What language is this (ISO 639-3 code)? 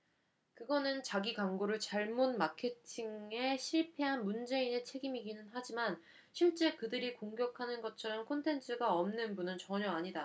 kor